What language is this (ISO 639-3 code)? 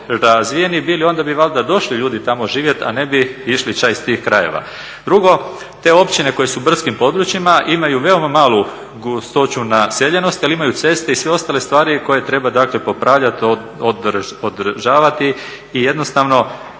hrv